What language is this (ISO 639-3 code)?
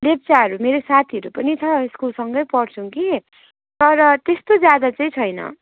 nep